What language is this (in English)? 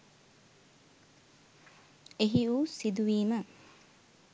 Sinhala